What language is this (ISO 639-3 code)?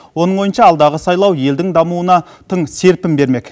kaz